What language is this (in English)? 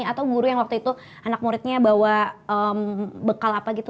Indonesian